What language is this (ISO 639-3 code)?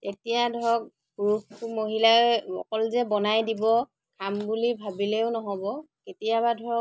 asm